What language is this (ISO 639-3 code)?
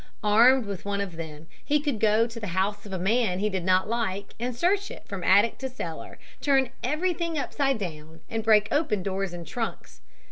eng